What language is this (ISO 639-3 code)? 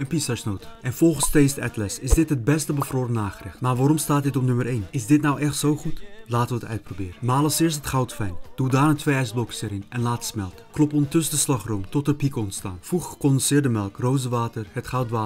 nld